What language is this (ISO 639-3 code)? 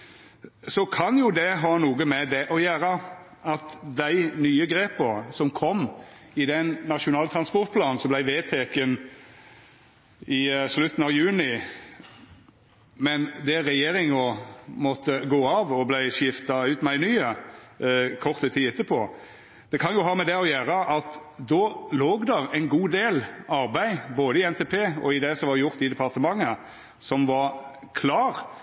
nno